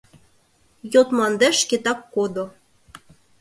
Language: Mari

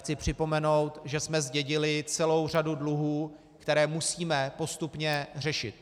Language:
Czech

